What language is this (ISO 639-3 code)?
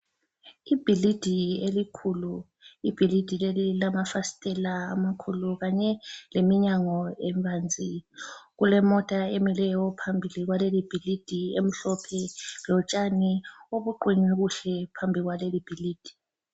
nde